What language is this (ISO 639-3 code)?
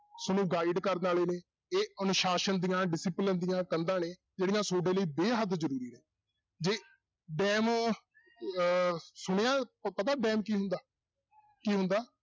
pan